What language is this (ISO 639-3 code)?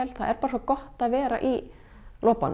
isl